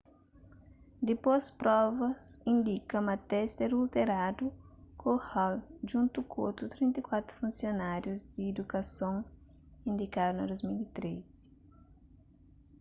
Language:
Kabuverdianu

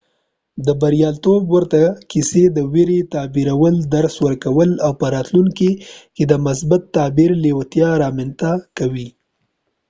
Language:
Pashto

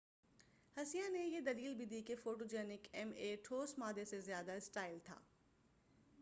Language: Urdu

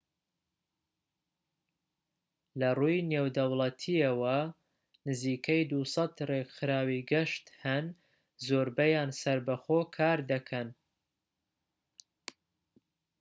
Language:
Central Kurdish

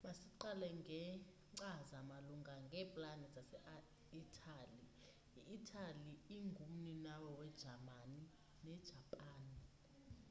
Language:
Xhosa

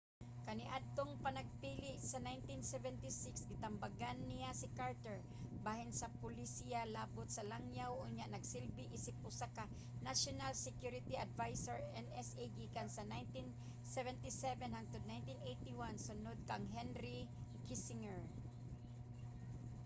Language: Cebuano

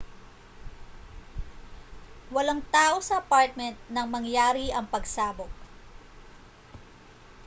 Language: Filipino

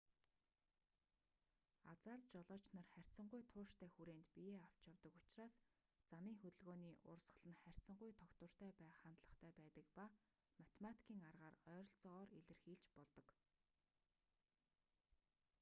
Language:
Mongolian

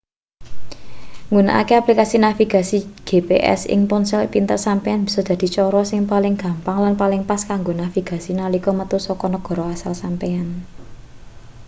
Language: Javanese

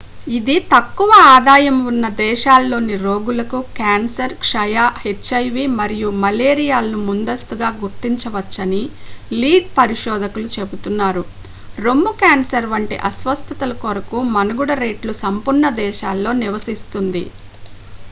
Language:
Telugu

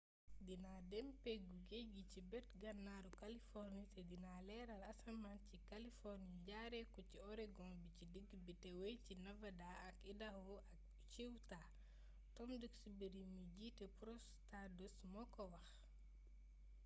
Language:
Wolof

